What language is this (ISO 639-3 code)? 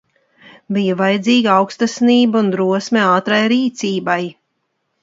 lav